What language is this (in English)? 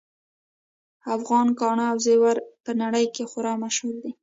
Pashto